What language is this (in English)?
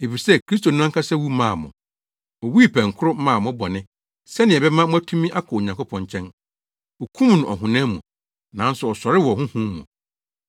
Akan